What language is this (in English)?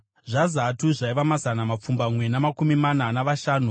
Shona